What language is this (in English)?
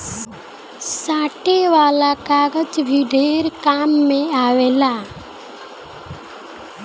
Bhojpuri